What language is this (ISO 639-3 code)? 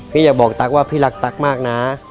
tha